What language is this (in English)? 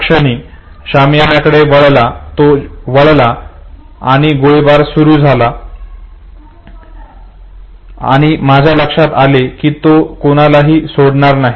Marathi